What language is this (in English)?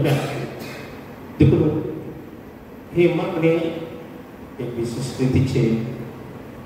Indonesian